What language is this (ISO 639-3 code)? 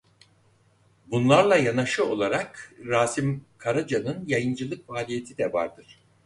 tur